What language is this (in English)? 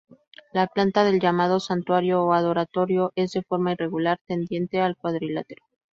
Spanish